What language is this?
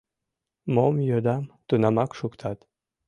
Mari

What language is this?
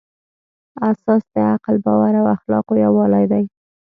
Pashto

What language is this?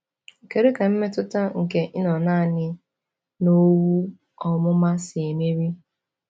Igbo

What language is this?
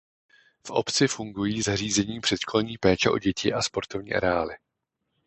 Czech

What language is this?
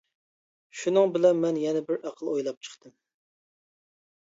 Uyghur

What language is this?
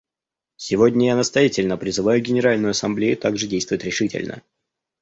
Russian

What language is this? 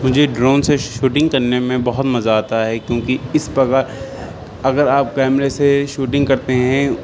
Urdu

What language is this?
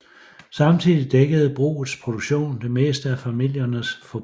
Danish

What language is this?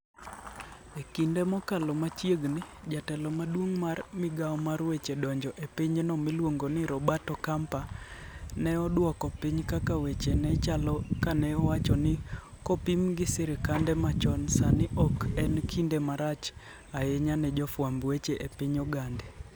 Luo (Kenya and Tanzania)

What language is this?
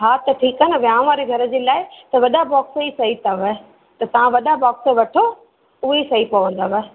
Sindhi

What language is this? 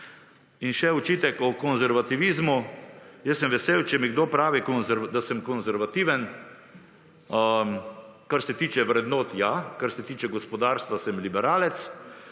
Slovenian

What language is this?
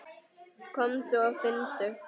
Icelandic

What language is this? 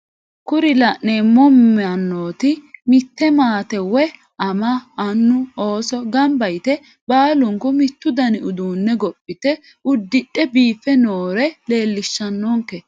Sidamo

